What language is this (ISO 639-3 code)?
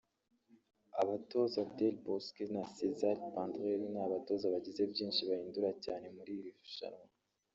kin